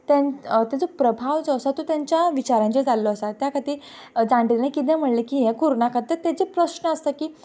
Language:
Konkani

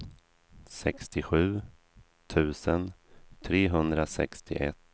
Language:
Swedish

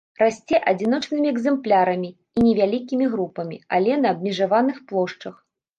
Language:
Belarusian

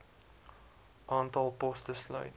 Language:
Afrikaans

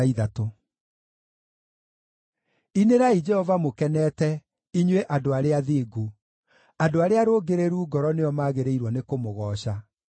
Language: Kikuyu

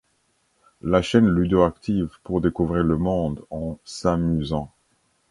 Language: French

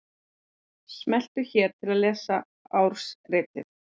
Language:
Icelandic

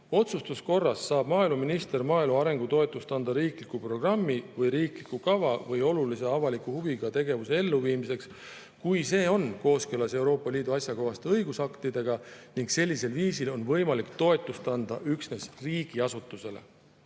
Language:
Estonian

